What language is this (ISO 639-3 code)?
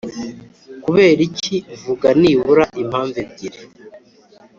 kin